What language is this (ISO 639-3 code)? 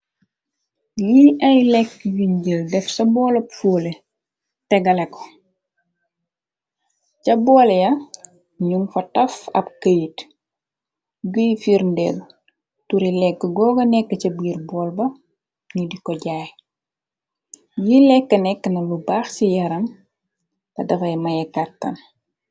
wol